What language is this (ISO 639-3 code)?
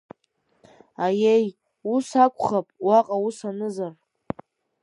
abk